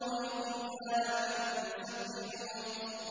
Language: Arabic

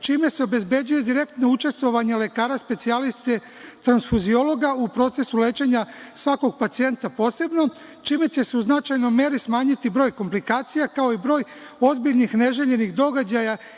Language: Serbian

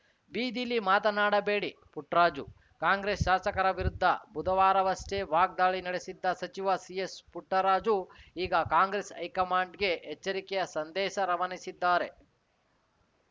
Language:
Kannada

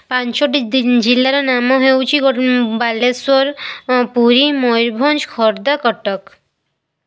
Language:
Odia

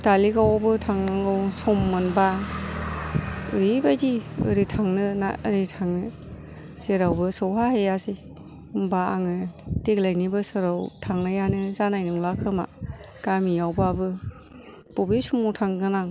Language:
Bodo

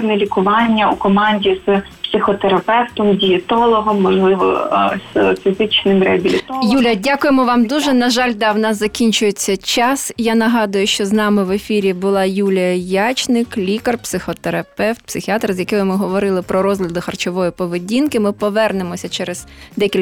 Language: Ukrainian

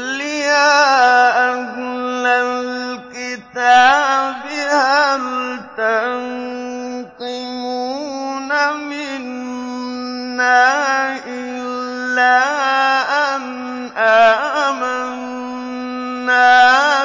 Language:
Arabic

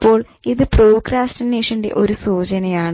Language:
Malayalam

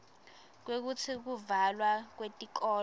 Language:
Swati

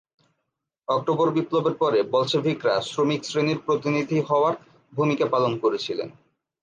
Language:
Bangla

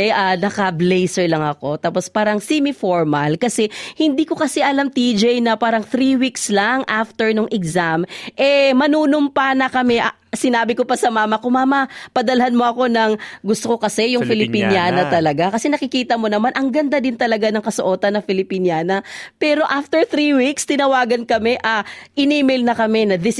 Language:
Filipino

